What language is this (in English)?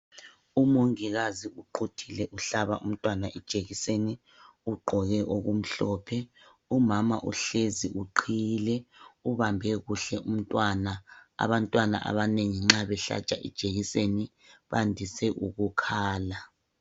North Ndebele